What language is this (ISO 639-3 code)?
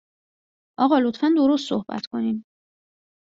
fas